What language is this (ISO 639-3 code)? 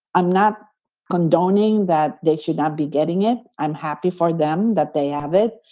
eng